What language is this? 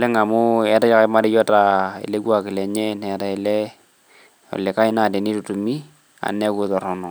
Masai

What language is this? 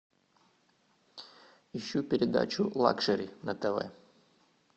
Russian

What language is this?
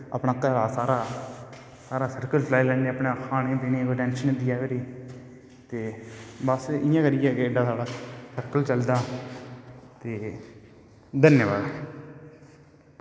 Dogri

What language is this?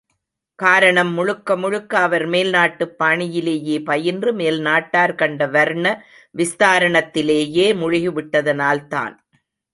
Tamil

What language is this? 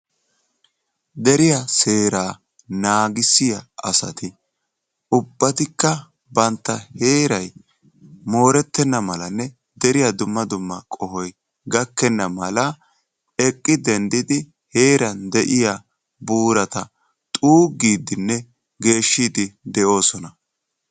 Wolaytta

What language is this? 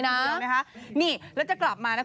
Thai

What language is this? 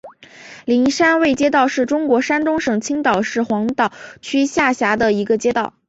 Chinese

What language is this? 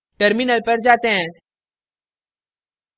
Hindi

